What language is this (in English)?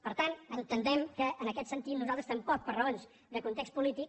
Catalan